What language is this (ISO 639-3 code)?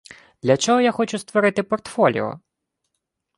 ukr